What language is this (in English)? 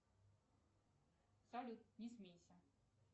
Russian